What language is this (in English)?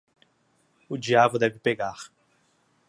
Portuguese